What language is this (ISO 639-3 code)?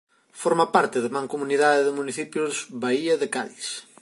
glg